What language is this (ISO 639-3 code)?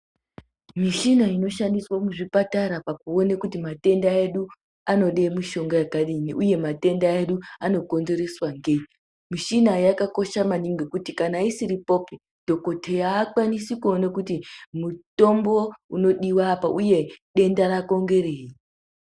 ndc